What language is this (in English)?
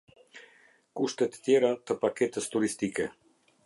Albanian